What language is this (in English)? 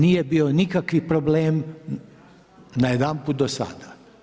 Croatian